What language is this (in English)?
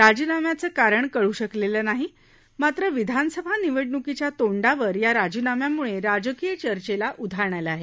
Marathi